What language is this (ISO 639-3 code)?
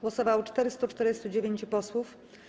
pol